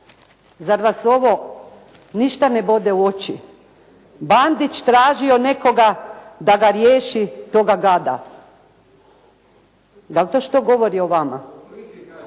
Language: Croatian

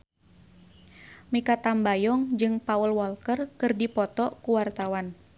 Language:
Sundanese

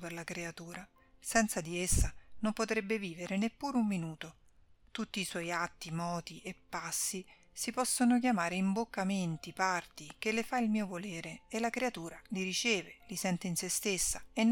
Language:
Italian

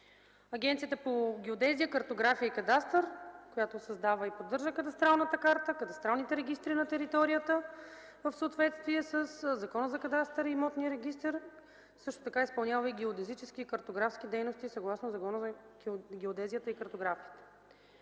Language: Bulgarian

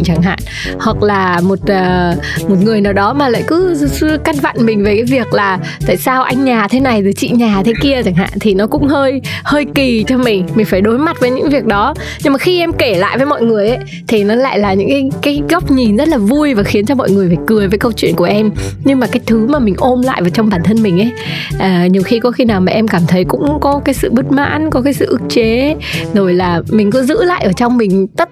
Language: Vietnamese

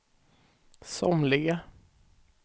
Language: Swedish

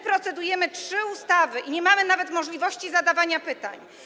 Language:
Polish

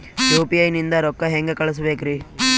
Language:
Kannada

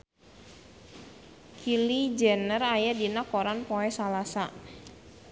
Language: Sundanese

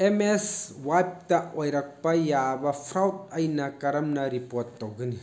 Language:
Manipuri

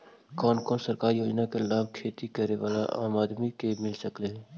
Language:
Magahi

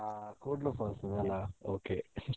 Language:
Kannada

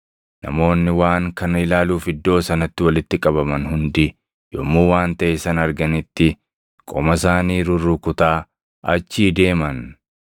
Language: Oromo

